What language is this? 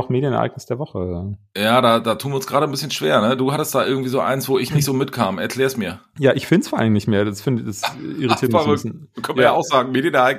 German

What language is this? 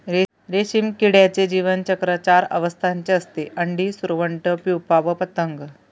Marathi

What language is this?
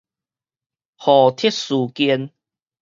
Min Nan Chinese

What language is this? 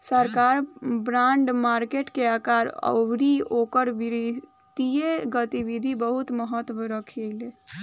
Bhojpuri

